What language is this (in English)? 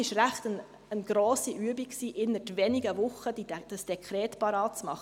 Swiss German